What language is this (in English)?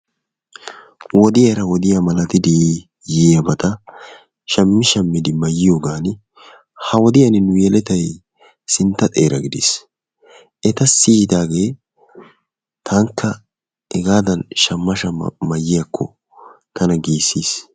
Wolaytta